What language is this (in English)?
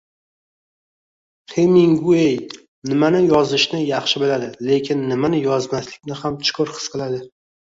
Uzbek